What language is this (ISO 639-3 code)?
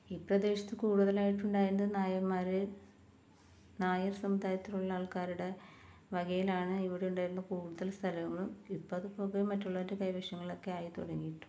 mal